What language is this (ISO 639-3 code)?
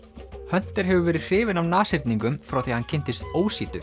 isl